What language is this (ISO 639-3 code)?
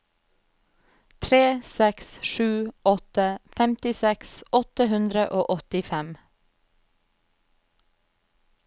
nor